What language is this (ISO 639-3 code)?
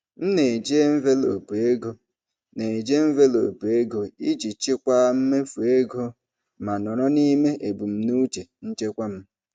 ibo